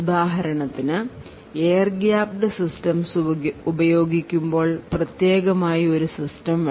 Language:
Malayalam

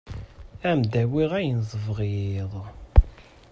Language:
Kabyle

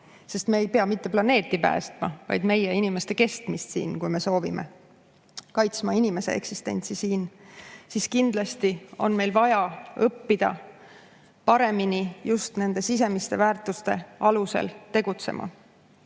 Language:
Estonian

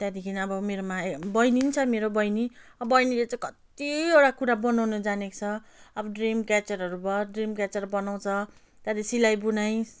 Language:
Nepali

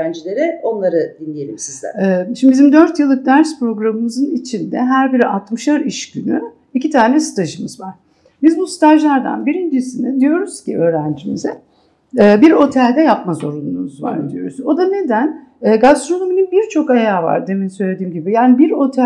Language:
Turkish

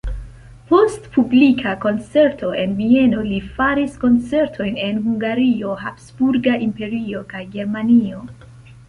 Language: Esperanto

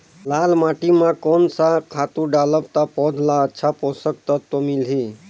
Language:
Chhattisgarhi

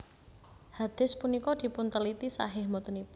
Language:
Javanese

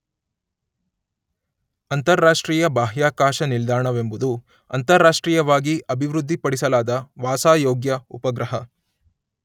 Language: Kannada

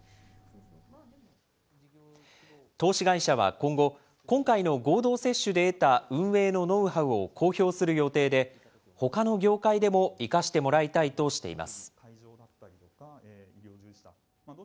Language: Japanese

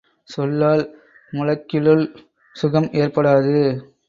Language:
Tamil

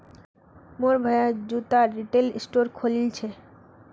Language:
Magahi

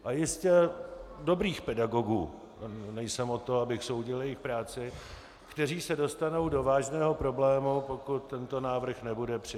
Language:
Czech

